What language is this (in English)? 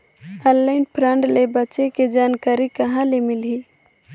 Chhattisgarhi